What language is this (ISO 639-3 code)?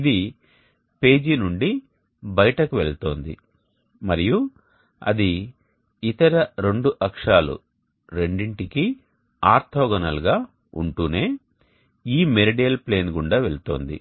tel